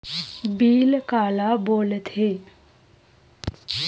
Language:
Chhattisgarhi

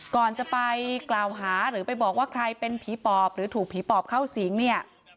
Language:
Thai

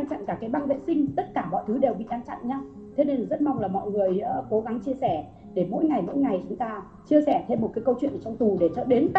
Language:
Vietnamese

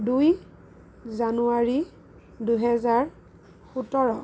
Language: Assamese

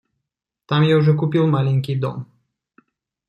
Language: Russian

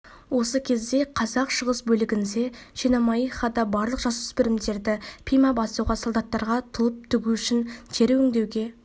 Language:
Kazakh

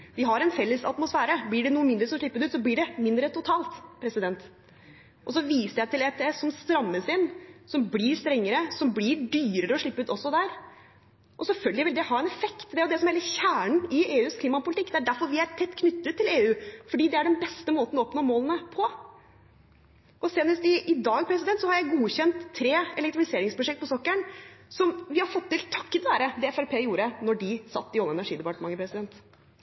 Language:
Norwegian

